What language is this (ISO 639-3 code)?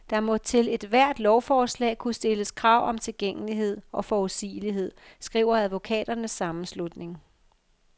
dan